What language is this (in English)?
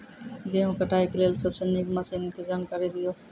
Maithili